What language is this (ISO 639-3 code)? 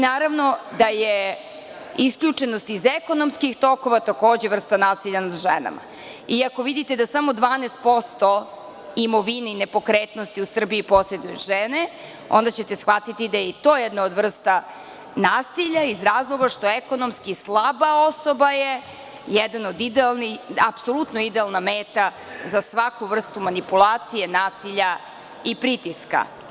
srp